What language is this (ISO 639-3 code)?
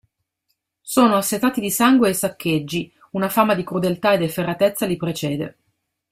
ita